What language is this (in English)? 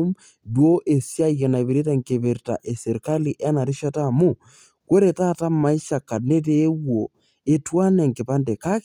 Masai